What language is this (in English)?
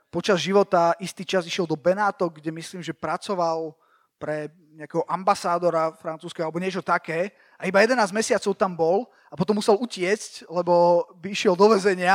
Slovak